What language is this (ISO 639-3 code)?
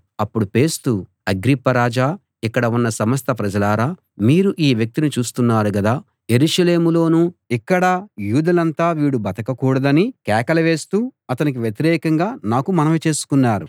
tel